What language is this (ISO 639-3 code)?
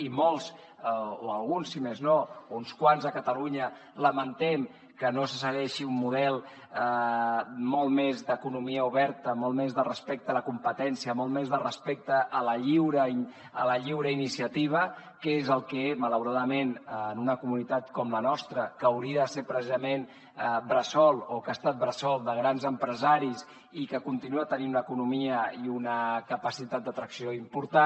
cat